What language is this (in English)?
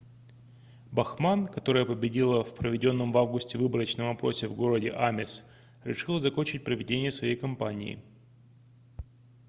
Russian